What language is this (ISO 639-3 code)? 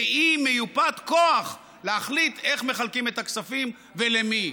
heb